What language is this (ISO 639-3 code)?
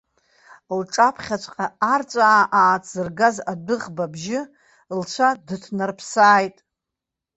abk